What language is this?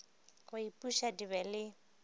Northern Sotho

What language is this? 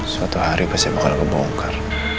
Indonesian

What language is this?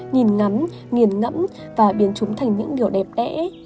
Vietnamese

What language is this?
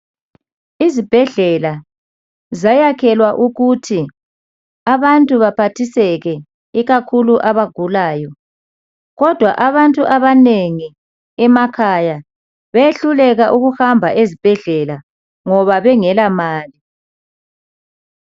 North Ndebele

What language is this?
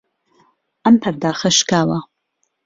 Central Kurdish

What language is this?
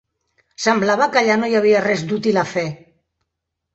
Catalan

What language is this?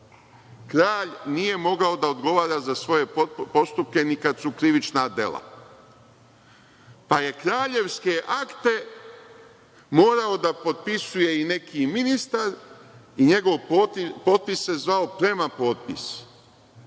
Serbian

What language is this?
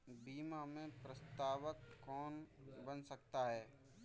Hindi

